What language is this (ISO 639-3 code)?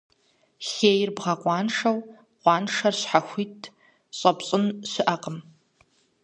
kbd